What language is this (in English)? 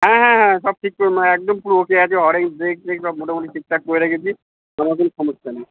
Bangla